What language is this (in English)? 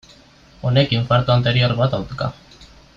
Basque